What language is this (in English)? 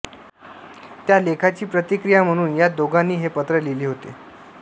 Marathi